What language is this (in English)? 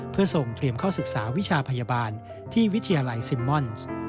Thai